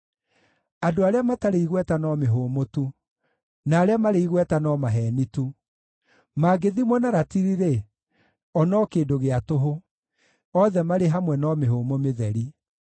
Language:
Kikuyu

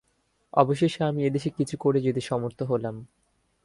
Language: Bangla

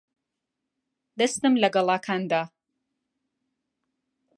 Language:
Central Kurdish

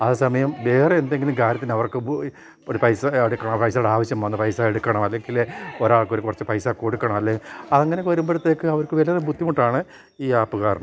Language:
Malayalam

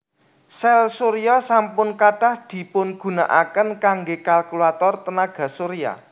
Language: Javanese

